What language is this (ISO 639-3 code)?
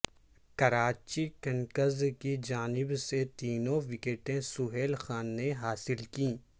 urd